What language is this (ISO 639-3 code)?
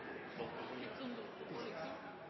nno